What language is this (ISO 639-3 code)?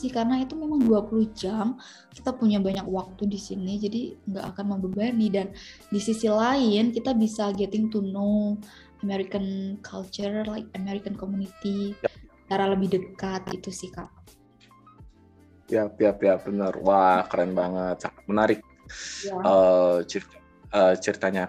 ind